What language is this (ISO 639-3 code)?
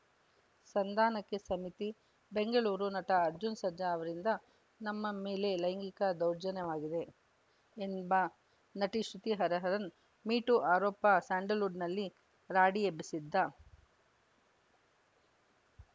kan